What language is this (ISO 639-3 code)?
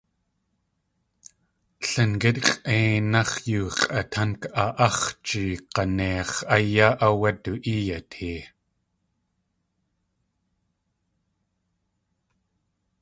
tli